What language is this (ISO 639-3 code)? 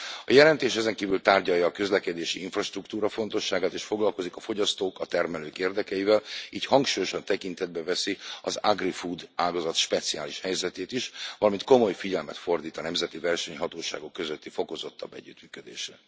hun